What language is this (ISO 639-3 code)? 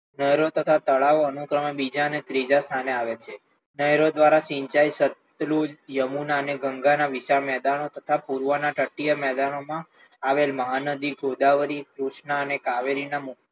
guj